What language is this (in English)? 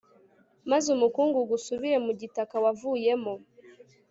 Kinyarwanda